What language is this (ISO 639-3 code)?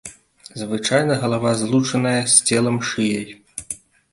bel